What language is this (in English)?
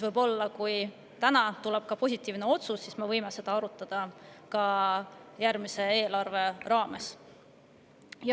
Estonian